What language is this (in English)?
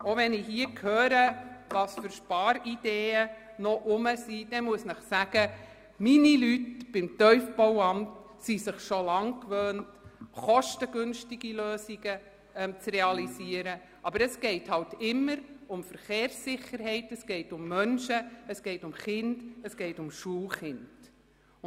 Swiss German